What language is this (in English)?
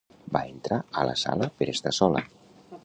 Catalan